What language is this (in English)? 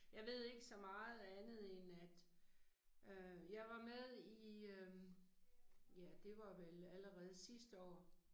Danish